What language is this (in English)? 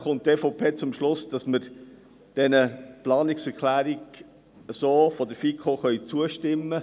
Swiss German